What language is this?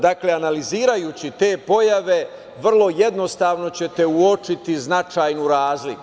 Serbian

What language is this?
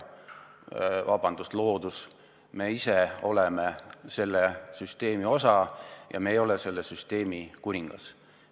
Estonian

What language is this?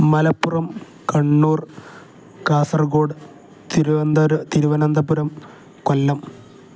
Malayalam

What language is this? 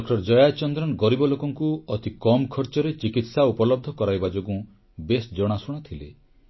Odia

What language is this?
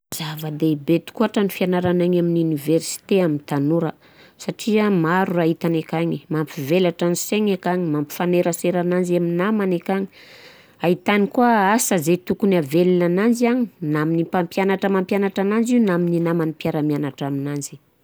Southern Betsimisaraka Malagasy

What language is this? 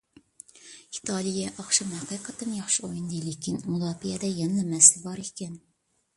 Uyghur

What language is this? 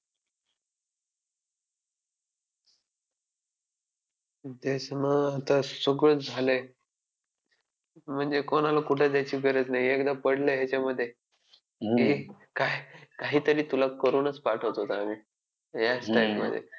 Marathi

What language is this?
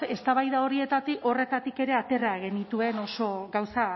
Basque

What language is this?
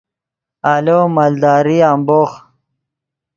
Yidgha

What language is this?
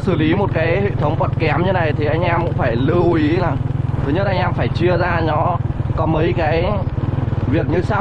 Vietnamese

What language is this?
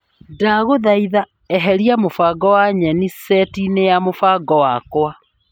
Kikuyu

